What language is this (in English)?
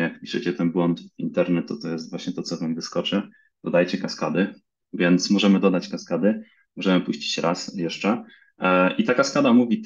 Polish